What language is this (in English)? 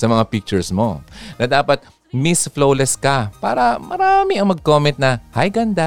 Filipino